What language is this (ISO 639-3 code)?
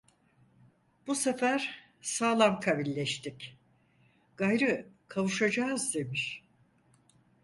tur